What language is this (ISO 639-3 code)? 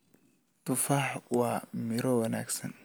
som